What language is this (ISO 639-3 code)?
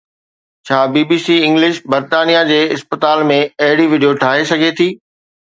snd